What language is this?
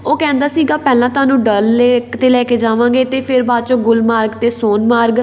Punjabi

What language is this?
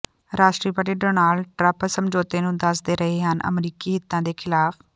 Punjabi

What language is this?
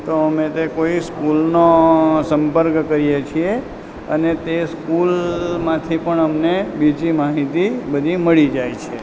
Gujarati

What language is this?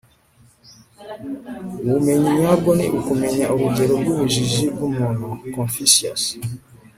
Kinyarwanda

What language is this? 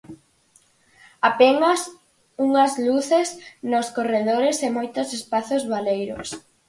Galician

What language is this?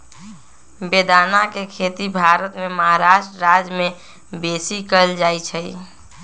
Magahi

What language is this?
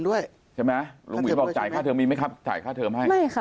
Thai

